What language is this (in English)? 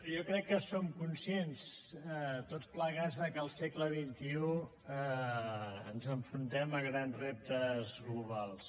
Catalan